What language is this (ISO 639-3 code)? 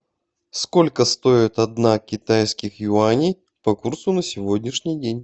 rus